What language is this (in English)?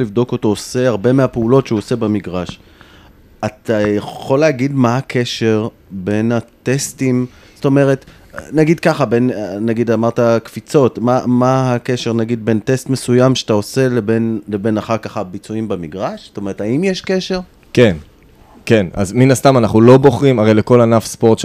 Hebrew